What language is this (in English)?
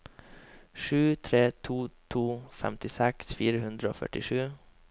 Norwegian